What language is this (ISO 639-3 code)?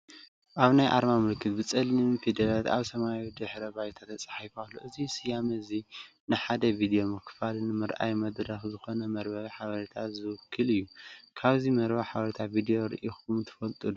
tir